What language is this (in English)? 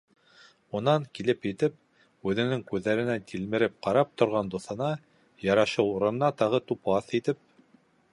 Bashkir